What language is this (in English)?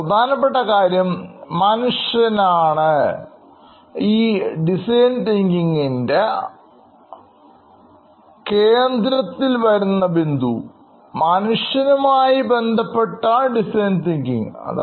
Malayalam